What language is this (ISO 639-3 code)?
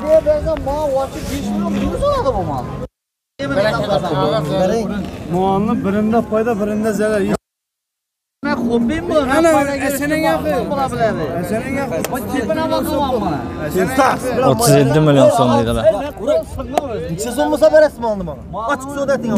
tur